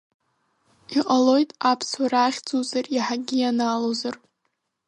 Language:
Abkhazian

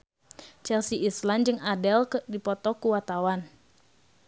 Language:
Sundanese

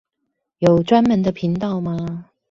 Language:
Chinese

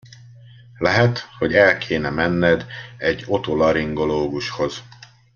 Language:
Hungarian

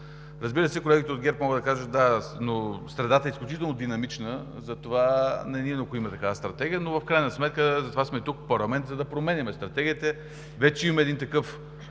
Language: Bulgarian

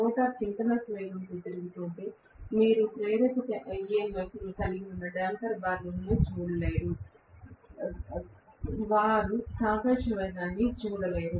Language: Telugu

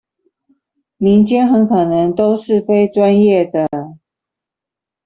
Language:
Chinese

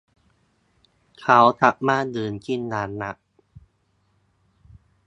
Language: Thai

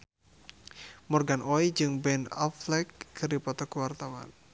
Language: Sundanese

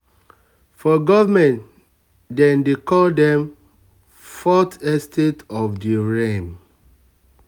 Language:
Nigerian Pidgin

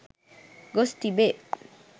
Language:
Sinhala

